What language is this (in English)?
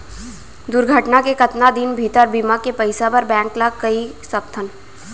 Chhattisgarhi